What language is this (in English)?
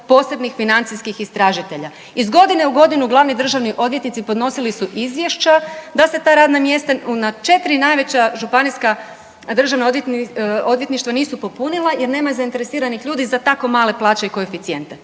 Croatian